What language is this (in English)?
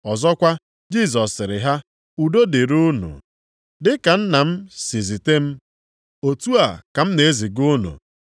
Igbo